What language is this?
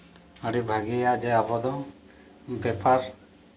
Santali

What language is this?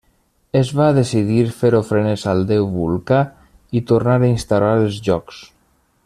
Catalan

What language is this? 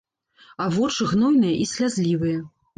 Belarusian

